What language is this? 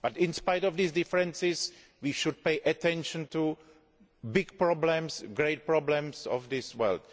English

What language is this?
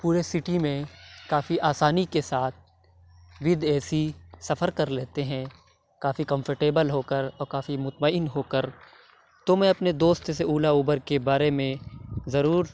Urdu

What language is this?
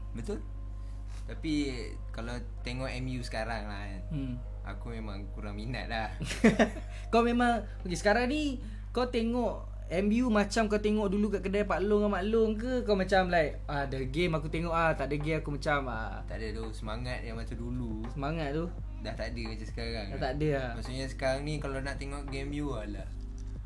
Malay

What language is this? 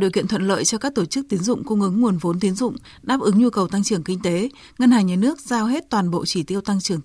Vietnamese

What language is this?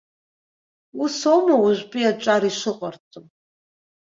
Abkhazian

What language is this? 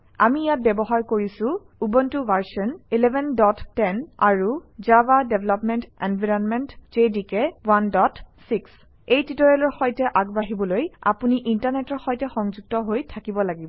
Assamese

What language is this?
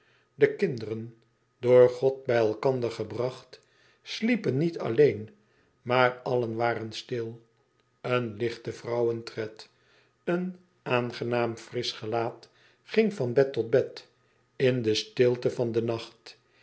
Dutch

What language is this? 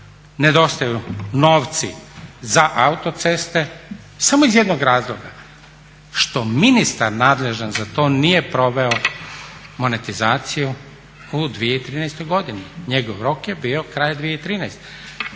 Croatian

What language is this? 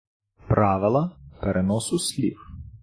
Ukrainian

